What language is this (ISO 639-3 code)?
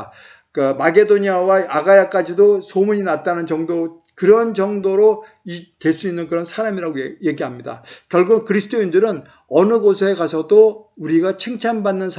kor